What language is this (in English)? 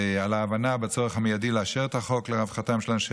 Hebrew